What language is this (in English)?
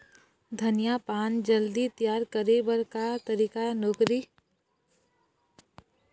Chhattisgarhi